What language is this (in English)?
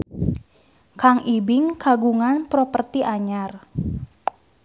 Sundanese